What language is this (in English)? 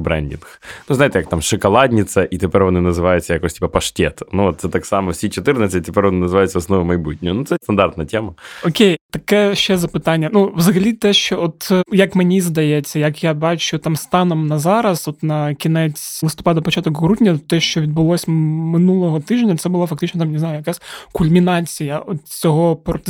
Ukrainian